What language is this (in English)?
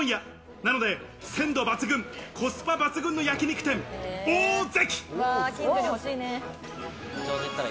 Japanese